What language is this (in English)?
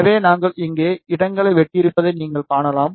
Tamil